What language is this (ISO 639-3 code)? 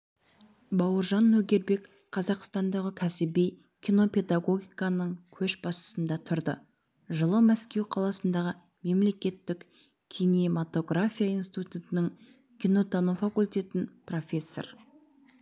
kaz